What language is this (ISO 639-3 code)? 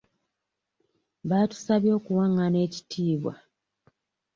lug